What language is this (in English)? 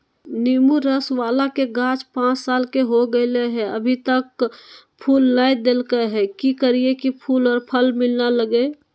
Magahi